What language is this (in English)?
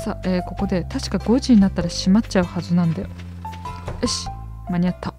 Japanese